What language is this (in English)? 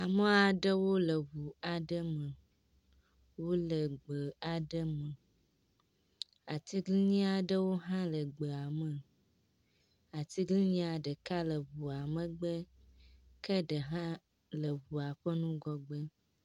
Ewe